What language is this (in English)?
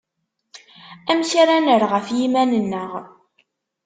Kabyle